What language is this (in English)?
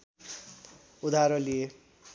Nepali